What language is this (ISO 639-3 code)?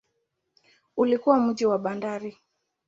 swa